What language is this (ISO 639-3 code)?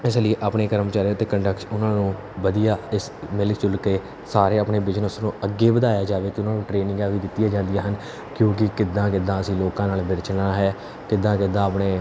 pan